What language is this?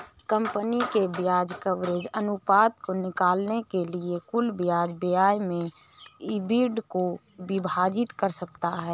Hindi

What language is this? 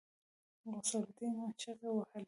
Pashto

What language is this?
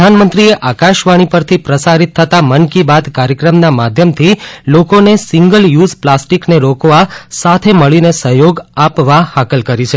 Gujarati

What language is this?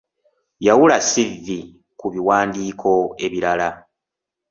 Ganda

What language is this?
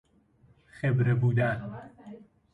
Persian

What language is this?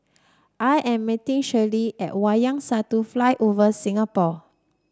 English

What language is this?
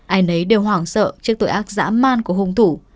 Vietnamese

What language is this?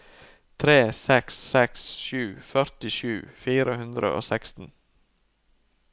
Norwegian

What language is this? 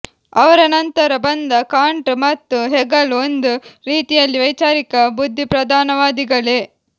Kannada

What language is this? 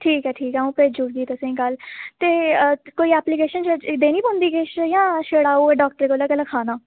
Dogri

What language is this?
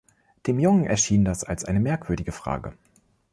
German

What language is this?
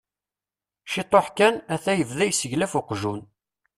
Kabyle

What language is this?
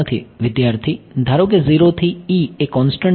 Gujarati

